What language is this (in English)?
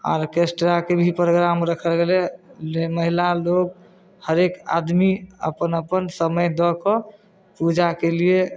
Maithili